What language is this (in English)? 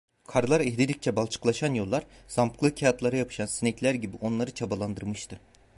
Turkish